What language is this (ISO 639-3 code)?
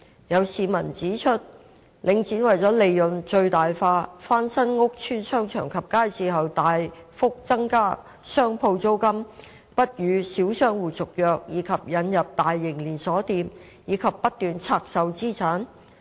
yue